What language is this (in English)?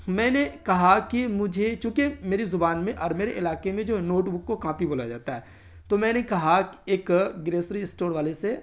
Urdu